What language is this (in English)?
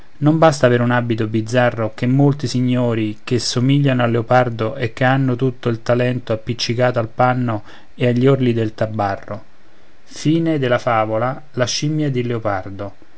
Italian